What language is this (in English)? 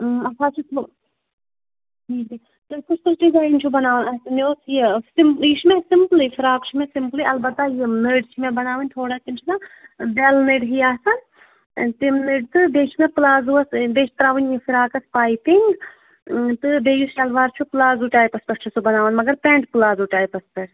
Kashmiri